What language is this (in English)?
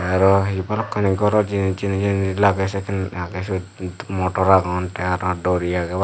Chakma